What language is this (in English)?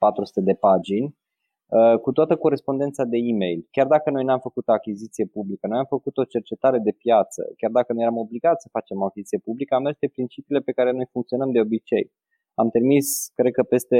Romanian